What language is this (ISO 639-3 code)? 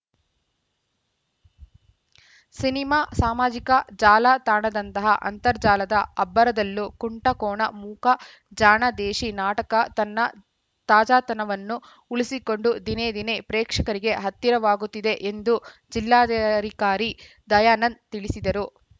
kan